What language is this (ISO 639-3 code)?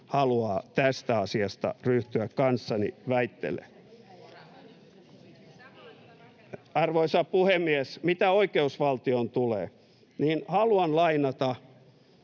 fin